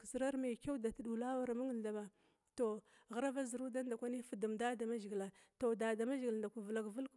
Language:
Glavda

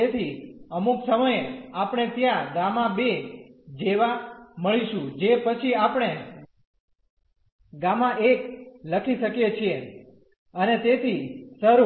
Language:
Gujarati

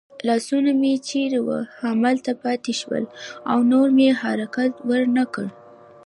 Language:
Pashto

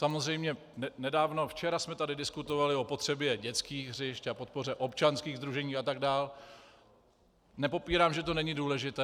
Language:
Czech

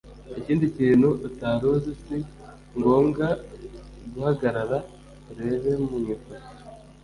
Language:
Kinyarwanda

